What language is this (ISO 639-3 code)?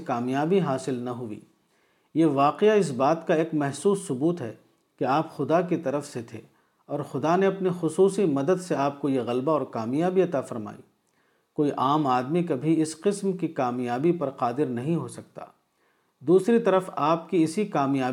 urd